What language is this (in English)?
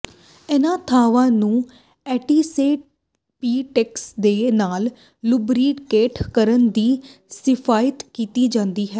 Punjabi